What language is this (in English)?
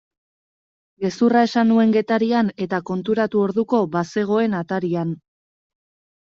Basque